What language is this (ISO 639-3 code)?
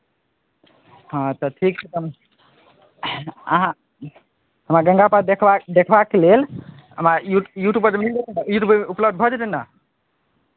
mai